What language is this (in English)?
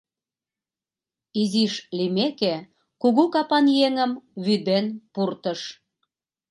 Mari